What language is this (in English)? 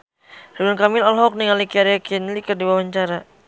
Sundanese